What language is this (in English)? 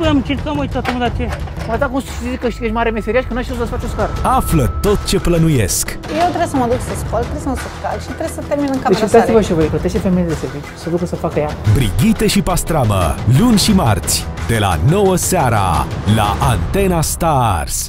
Romanian